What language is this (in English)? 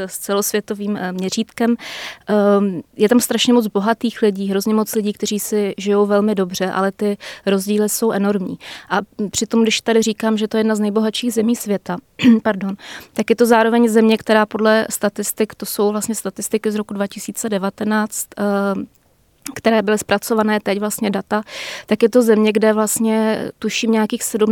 Czech